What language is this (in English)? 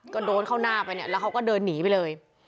Thai